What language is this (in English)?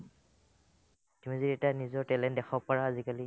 Assamese